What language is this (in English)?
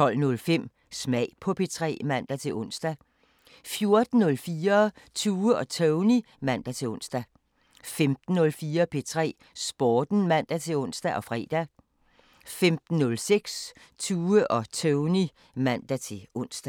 Danish